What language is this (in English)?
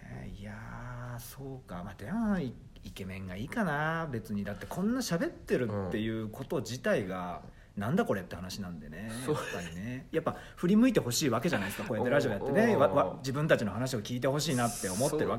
Japanese